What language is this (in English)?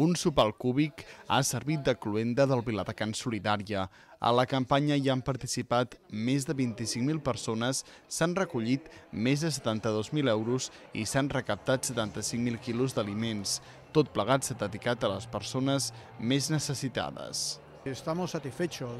Spanish